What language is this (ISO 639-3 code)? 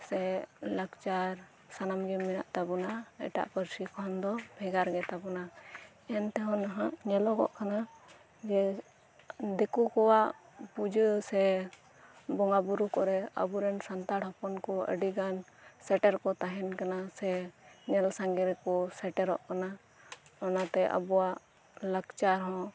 sat